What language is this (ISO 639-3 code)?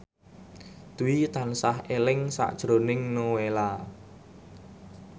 jav